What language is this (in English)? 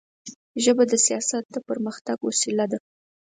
Pashto